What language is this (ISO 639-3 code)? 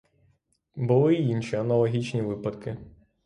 ukr